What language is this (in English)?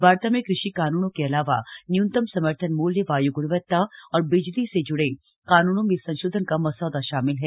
Hindi